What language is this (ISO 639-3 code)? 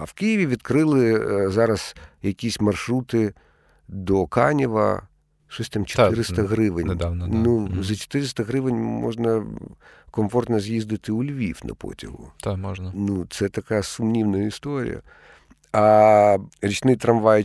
ukr